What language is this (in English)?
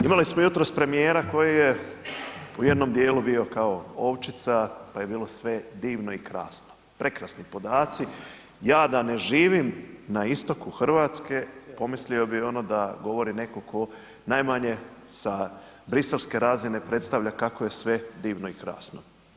Croatian